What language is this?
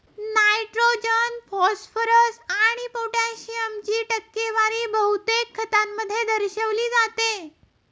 Marathi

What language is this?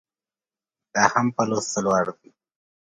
Pashto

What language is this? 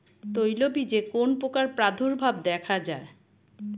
Bangla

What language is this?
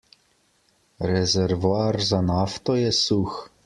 Slovenian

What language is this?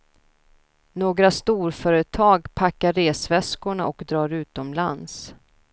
Swedish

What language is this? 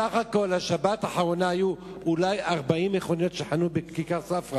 Hebrew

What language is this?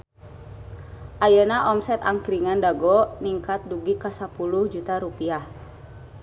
Sundanese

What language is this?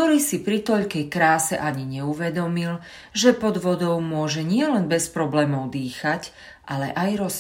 Slovak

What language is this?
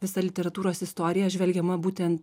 Lithuanian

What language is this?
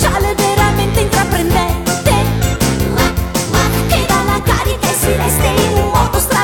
Italian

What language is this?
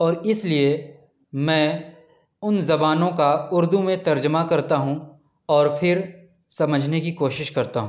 Urdu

